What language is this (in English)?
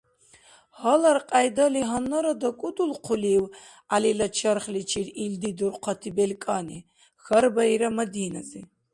Dargwa